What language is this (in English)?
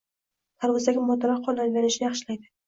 Uzbek